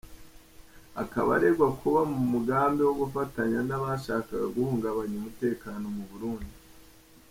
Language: Kinyarwanda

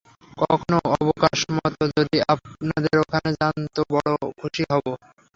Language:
Bangla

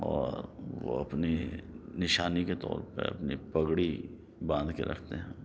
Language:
Urdu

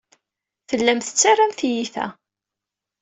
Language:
Kabyle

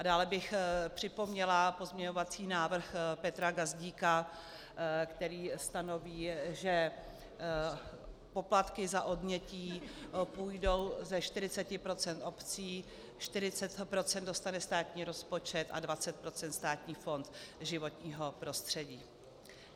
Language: Czech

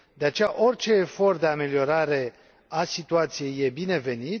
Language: Romanian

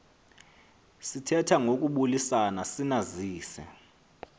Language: Xhosa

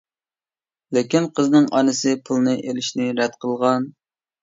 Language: Uyghur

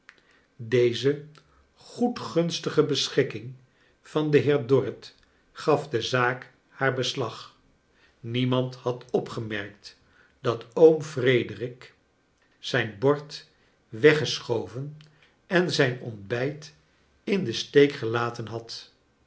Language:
Dutch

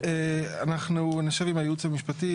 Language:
Hebrew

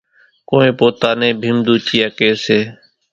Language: Kachi Koli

